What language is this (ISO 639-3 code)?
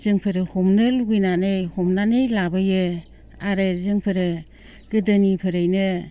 brx